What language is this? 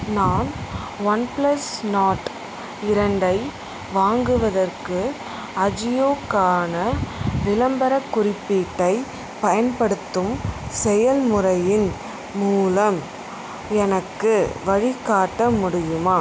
Tamil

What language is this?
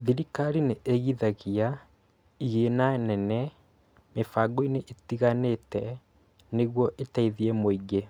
Kikuyu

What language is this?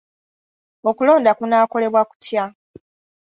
Ganda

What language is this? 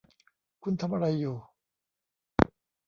Thai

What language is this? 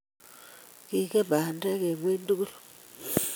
Kalenjin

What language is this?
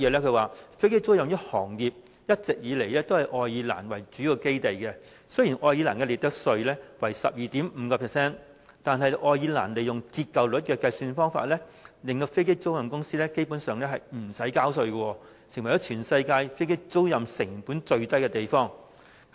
Cantonese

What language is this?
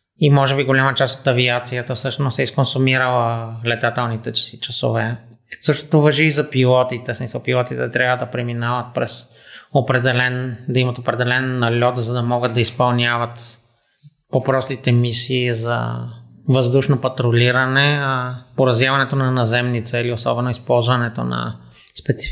Bulgarian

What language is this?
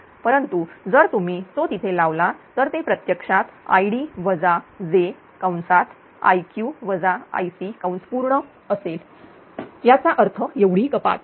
Marathi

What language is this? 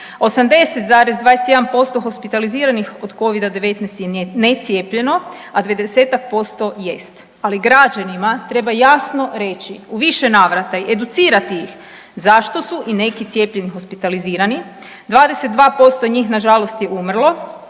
Croatian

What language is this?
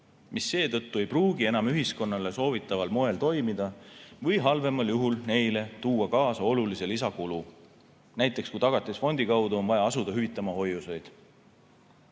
Estonian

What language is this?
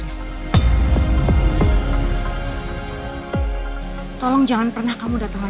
Indonesian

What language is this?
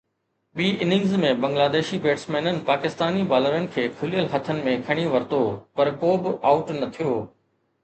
Sindhi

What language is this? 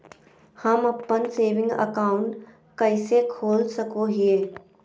Magahi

